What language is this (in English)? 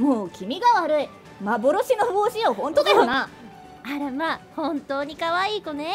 Japanese